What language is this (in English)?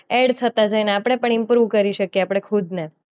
Gujarati